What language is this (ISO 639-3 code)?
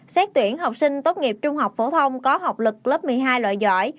vie